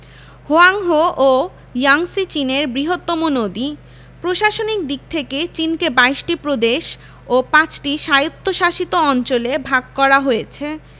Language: Bangla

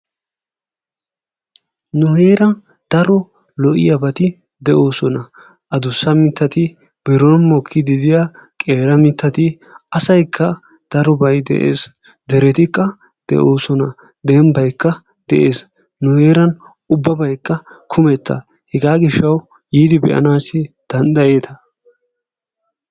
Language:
Wolaytta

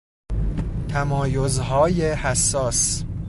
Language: Persian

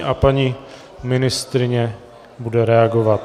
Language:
Czech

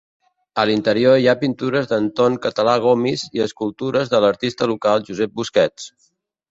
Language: Catalan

